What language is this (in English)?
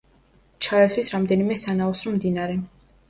Georgian